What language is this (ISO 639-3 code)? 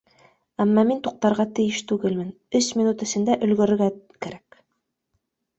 bak